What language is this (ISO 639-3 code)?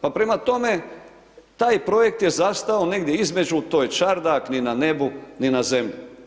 hrv